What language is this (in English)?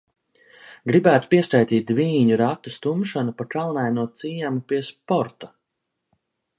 Latvian